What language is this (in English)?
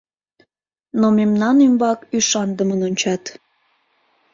Mari